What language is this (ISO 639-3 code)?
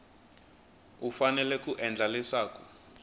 tso